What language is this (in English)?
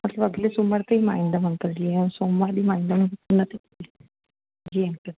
Sindhi